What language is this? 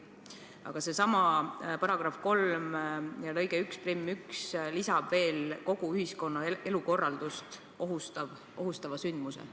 Estonian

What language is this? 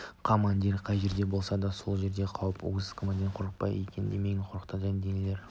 Kazakh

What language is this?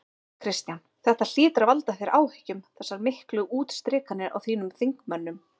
Icelandic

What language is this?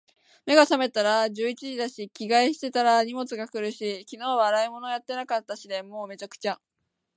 Japanese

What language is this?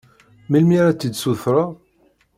Kabyle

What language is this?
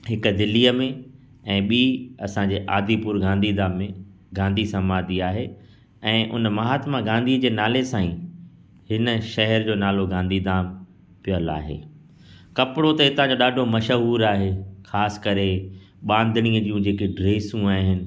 Sindhi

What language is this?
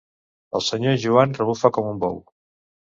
Catalan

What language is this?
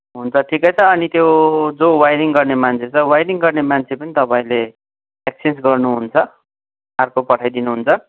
Nepali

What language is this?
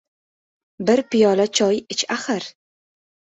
Uzbek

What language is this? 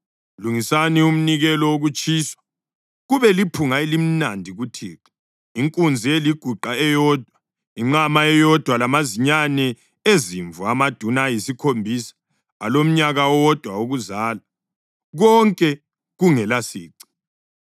North Ndebele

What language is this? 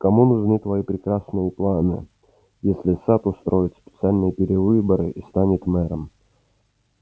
Russian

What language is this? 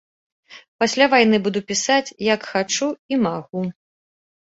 Belarusian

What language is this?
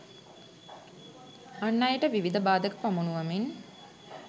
Sinhala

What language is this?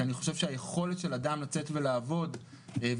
Hebrew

